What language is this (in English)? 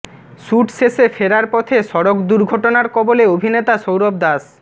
Bangla